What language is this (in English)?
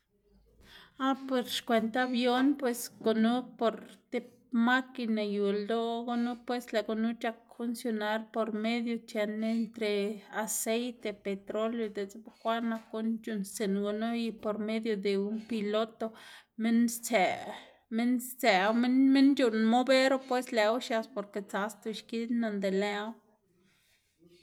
Xanaguía Zapotec